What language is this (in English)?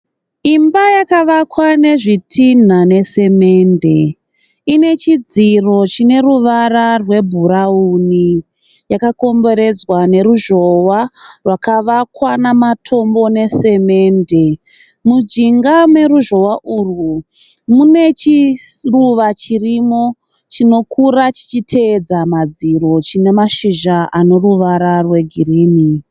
Shona